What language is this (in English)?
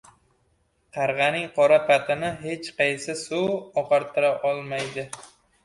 Uzbek